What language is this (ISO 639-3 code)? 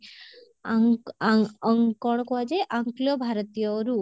ori